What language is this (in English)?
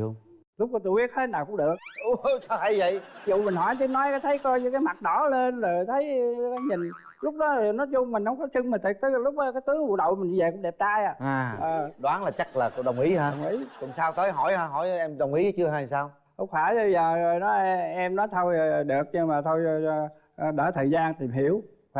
Vietnamese